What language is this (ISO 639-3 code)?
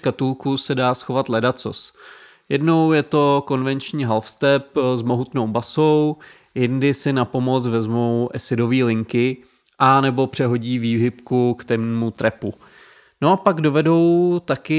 ces